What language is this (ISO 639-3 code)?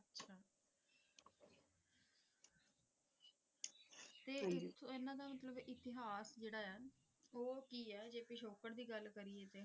pan